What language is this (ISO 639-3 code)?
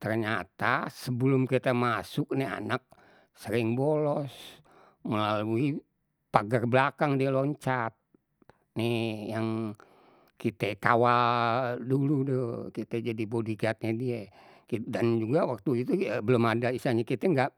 bew